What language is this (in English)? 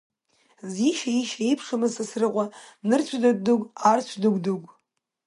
Abkhazian